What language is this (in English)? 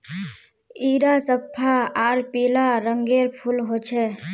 Magahi